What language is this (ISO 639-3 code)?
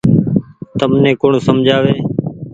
gig